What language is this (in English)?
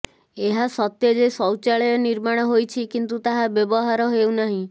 Odia